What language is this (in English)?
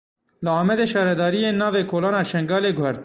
Kurdish